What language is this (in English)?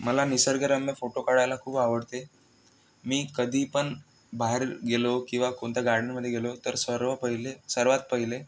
Marathi